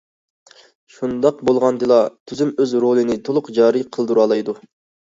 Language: Uyghur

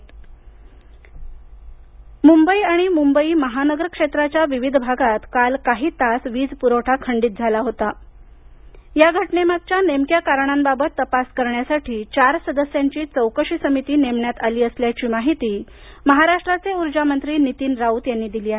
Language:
Marathi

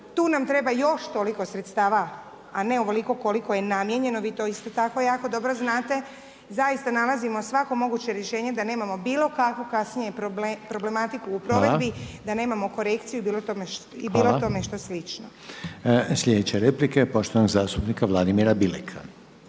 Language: Croatian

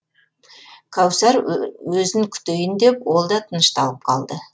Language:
Kazakh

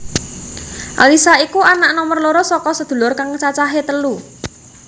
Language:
Javanese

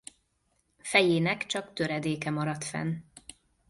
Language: Hungarian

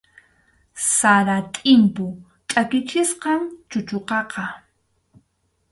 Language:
Arequipa-La Unión Quechua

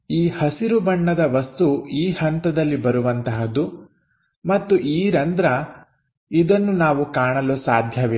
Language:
Kannada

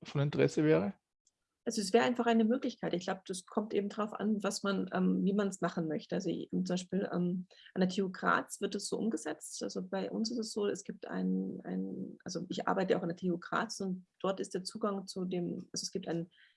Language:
German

